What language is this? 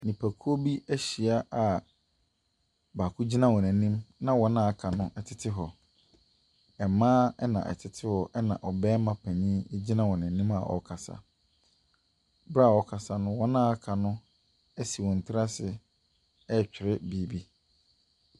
Akan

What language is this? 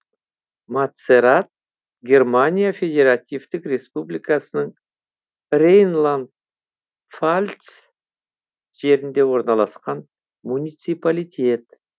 Kazakh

